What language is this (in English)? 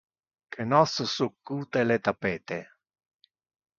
Interlingua